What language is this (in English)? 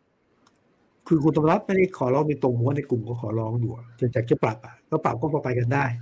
Thai